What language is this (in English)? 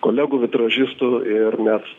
Lithuanian